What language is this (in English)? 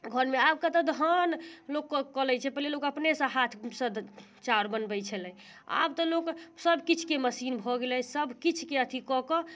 Maithili